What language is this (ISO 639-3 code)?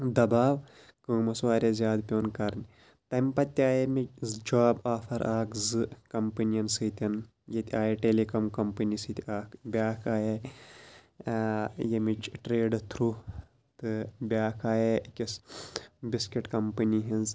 kas